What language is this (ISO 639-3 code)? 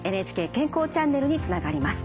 jpn